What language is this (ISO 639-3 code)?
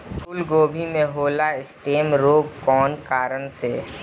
bho